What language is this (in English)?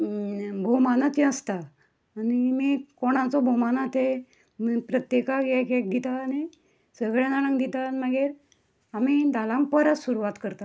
Konkani